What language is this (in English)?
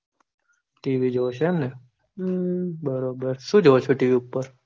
Gujarati